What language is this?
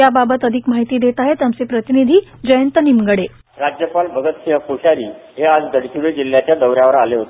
Marathi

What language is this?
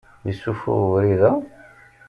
Kabyle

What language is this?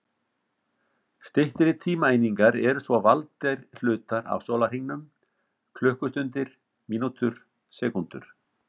Icelandic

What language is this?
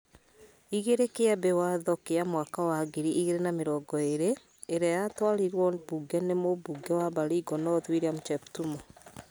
Kikuyu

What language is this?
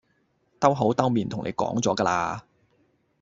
Cantonese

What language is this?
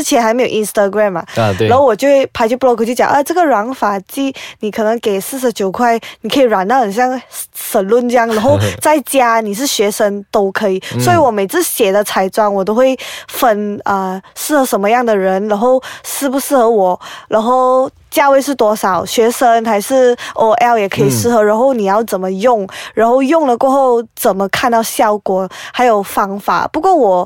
Chinese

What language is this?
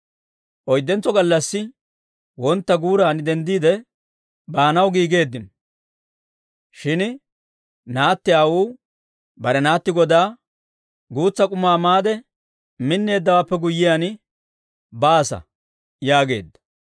Dawro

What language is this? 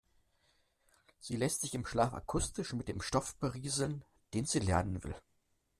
German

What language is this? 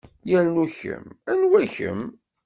Kabyle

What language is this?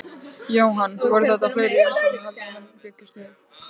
Icelandic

